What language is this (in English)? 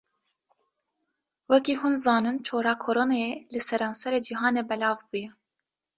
Kurdish